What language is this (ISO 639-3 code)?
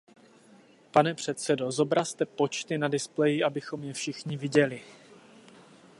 ces